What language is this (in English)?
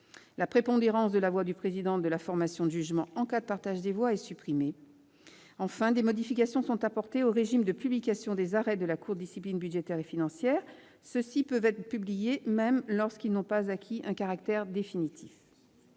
French